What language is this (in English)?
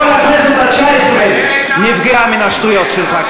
Hebrew